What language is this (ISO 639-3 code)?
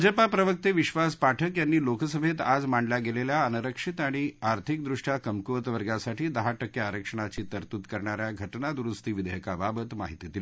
mar